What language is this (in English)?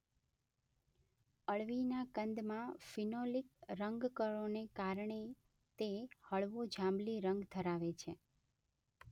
Gujarati